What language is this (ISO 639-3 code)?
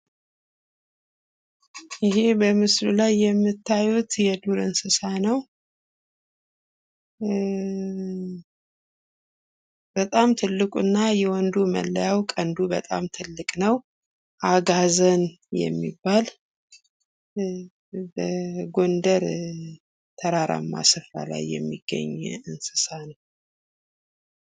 amh